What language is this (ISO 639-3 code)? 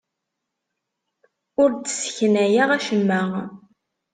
kab